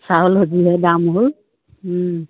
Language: Assamese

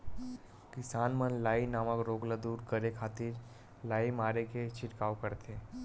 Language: Chhattisgarhi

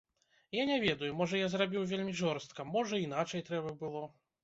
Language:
Belarusian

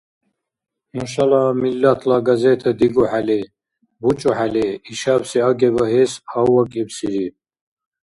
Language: Dargwa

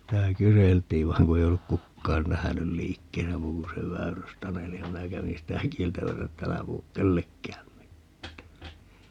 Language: Finnish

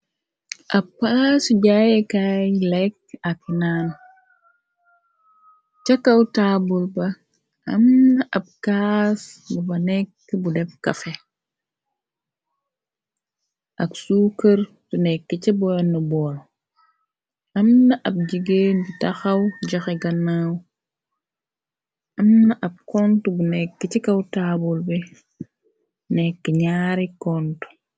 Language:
Wolof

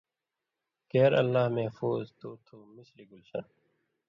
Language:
Indus Kohistani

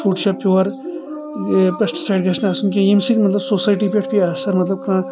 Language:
Kashmiri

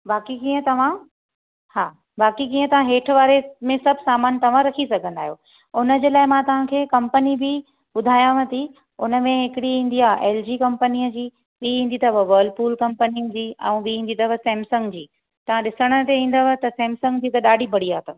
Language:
Sindhi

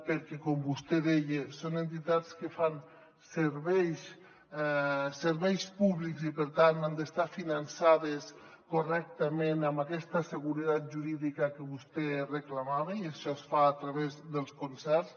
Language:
Catalan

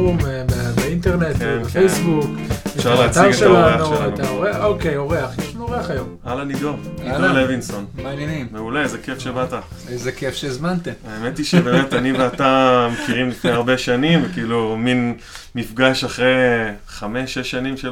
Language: Hebrew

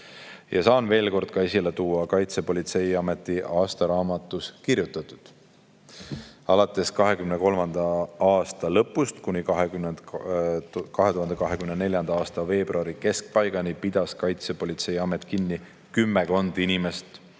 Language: Estonian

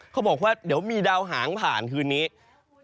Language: Thai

